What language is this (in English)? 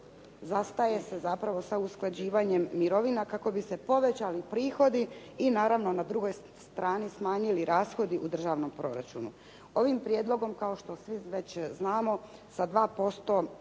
Croatian